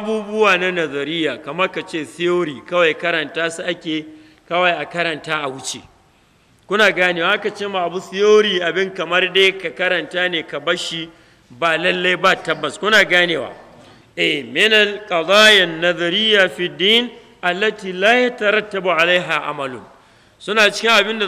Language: Arabic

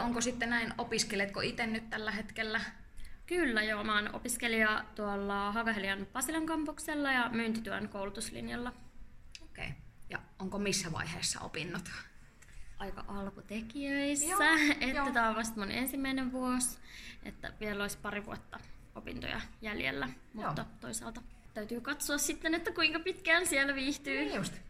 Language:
Finnish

